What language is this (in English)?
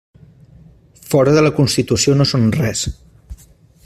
Catalan